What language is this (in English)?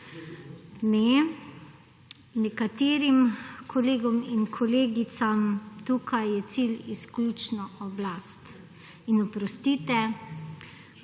Slovenian